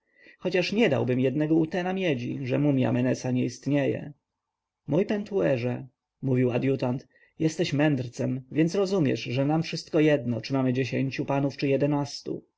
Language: Polish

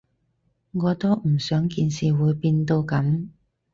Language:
Cantonese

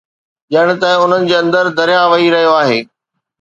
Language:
Sindhi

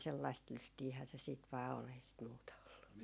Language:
Finnish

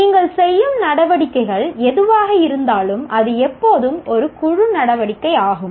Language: Tamil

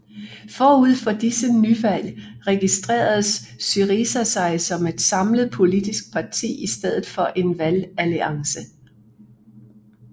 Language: Danish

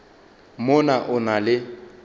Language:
Northern Sotho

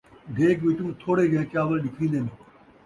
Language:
Saraiki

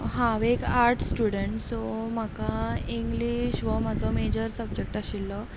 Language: Konkani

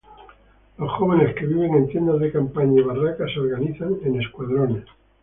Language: Spanish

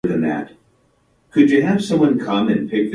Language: Japanese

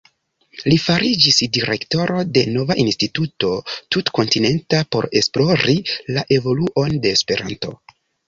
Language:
Esperanto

